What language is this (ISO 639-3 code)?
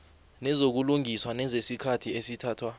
nbl